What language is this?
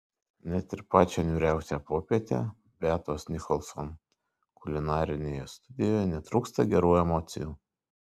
Lithuanian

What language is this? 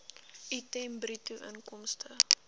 Afrikaans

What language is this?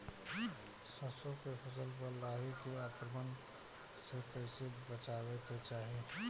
Bhojpuri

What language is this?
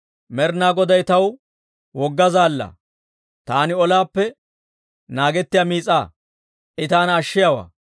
Dawro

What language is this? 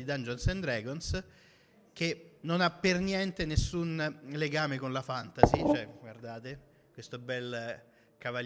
Italian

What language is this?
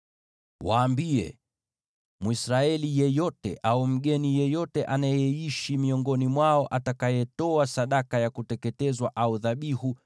Swahili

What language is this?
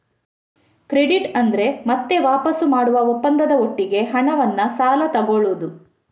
Kannada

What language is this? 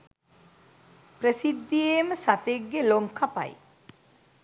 Sinhala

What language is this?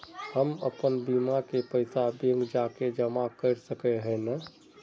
Magahi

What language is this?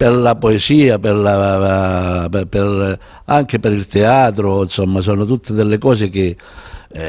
Italian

